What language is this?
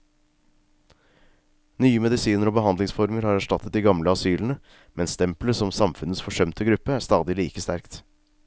Norwegian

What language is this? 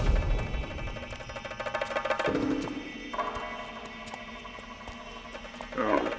Arabic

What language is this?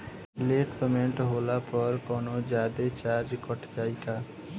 Bhojpuri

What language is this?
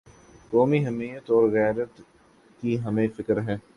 Urdu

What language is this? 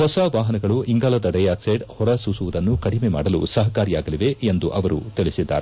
Kannada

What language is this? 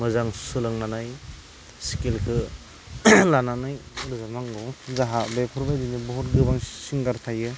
Bodo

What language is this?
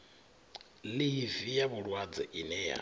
Venda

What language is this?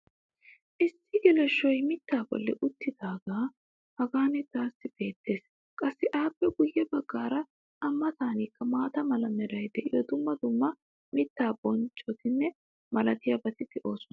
Wolaytta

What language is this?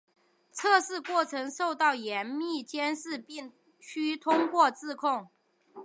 Chinese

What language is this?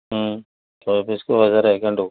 Odia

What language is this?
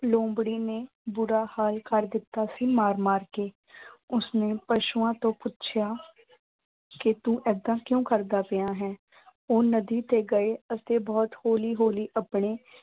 Punjabi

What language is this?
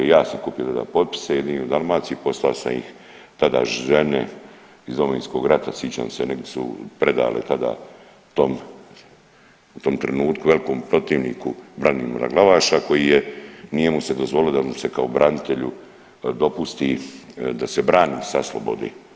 Croatian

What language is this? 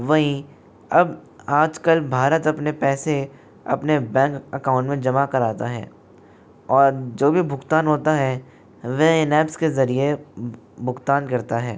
Hindi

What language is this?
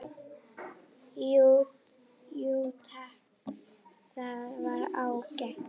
Icelandic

